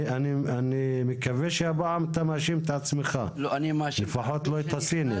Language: Hebrew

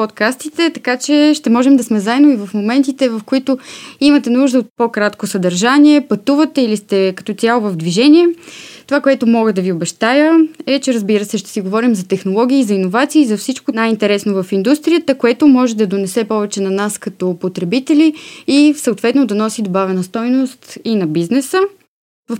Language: Bulgarian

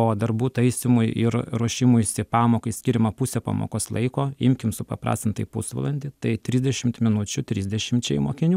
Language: Lithuanian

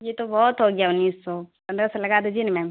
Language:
Urdu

